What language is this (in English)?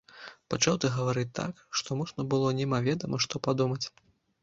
Belarusian